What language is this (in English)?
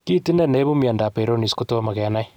Kalenjin